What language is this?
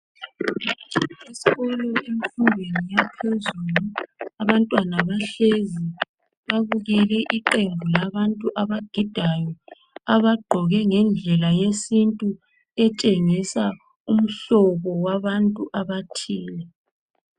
North Ndebele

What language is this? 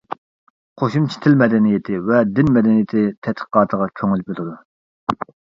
Uyghur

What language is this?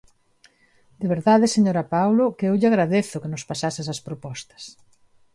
Galician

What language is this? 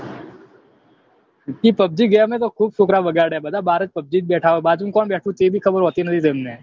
Gujarati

